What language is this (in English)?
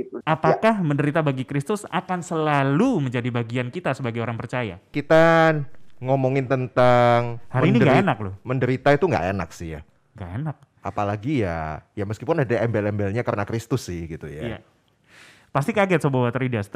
Indonesian